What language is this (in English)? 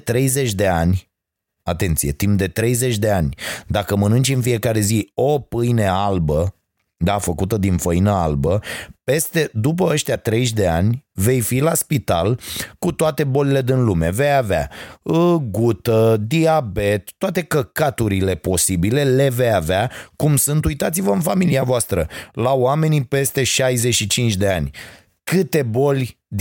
Romanian